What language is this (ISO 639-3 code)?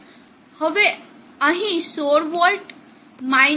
guj